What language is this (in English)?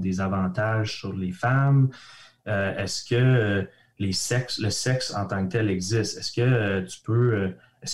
French